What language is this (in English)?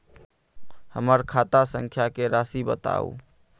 Maithili